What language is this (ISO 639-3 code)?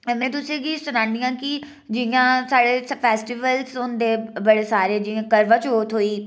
doi